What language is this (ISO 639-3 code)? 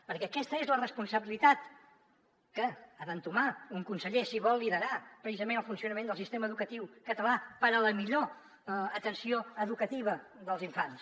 cat